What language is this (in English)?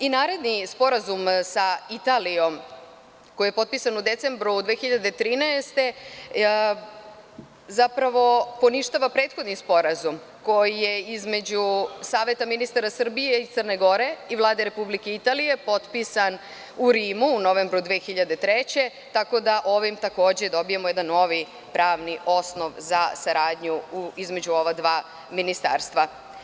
Serbian